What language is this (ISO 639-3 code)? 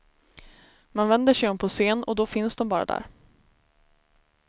swe